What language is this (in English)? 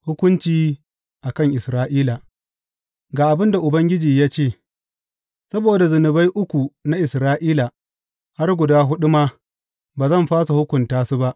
Hausa